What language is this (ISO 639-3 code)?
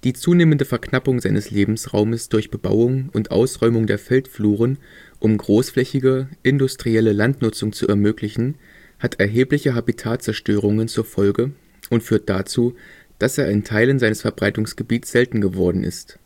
deu